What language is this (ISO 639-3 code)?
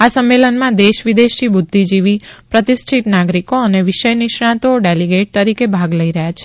guj